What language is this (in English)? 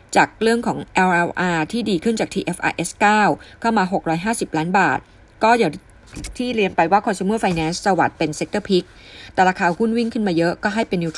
Thai